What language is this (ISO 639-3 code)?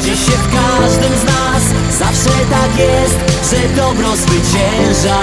pol